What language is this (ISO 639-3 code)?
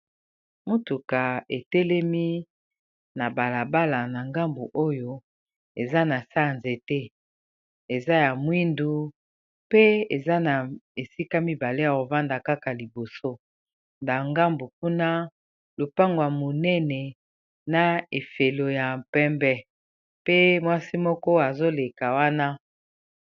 lin